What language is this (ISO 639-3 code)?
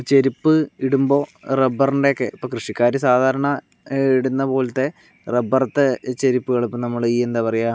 mal